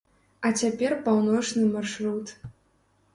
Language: Belarusian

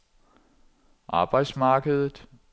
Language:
Danish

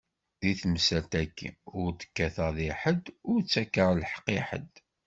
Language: Kabyle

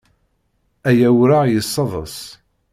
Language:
Kabyle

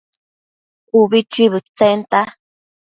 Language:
Matsés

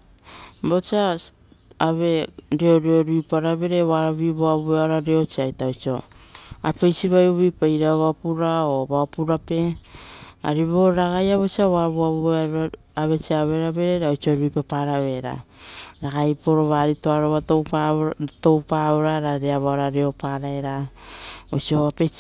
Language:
Rotokas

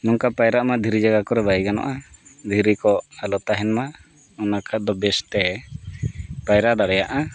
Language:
Santali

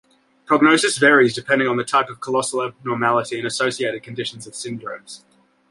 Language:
English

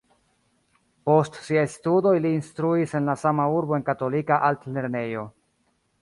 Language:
Esperanto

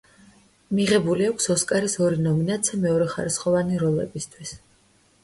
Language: Georgian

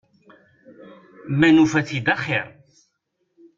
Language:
Kabyle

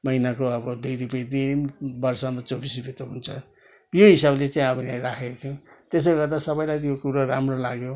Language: Nepali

